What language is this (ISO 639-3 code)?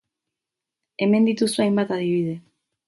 eus